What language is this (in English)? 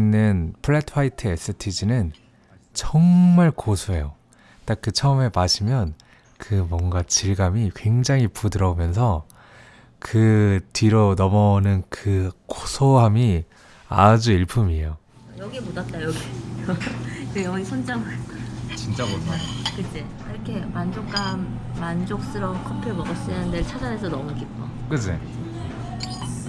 Korean